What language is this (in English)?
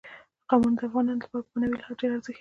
Pashto